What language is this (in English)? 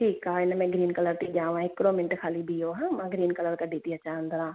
Sindhi